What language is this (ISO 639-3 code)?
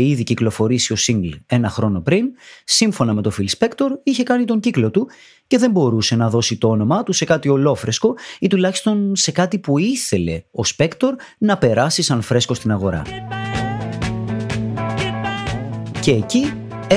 ell